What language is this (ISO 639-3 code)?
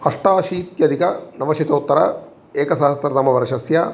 san